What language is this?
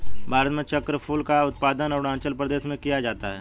Hindi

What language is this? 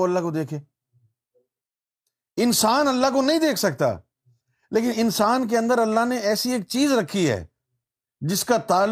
Urdu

